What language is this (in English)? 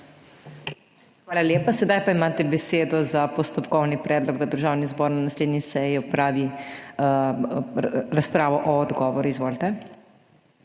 Slovenian